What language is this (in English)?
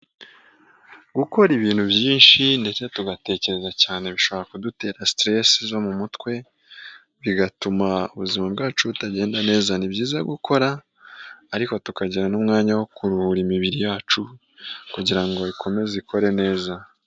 Kinyarwanda